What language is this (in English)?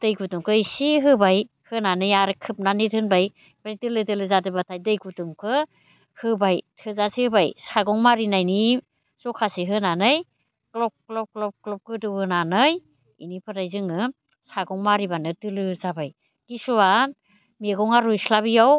Bodo